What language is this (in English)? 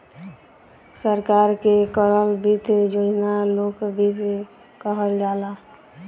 Bhojpuri